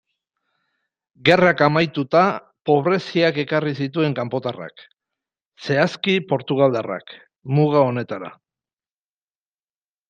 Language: Basque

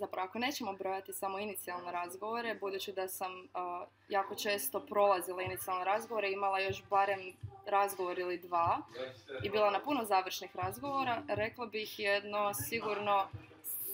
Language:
Croatian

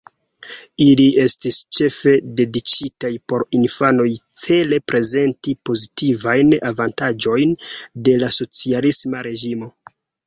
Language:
Esperanto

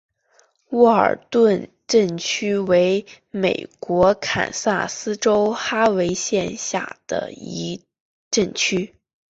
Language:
Chinese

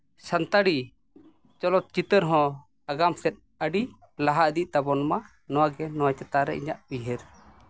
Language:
Santali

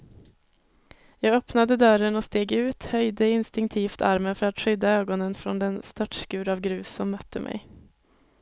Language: Swedish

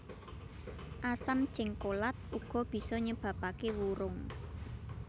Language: Javanese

